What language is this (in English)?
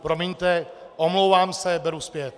Czech